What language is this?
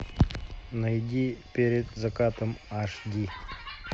Russian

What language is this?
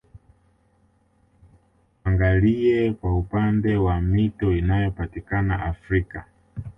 Swahili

